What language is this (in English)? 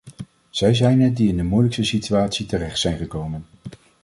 Dutch